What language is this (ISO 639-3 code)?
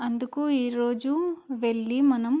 tel